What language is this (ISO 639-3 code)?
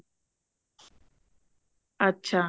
pan